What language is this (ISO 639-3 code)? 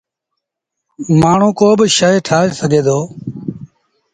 sbn